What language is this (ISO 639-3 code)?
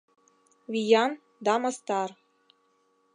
chm